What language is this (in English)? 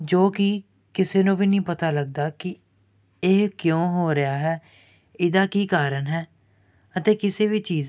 Punjabi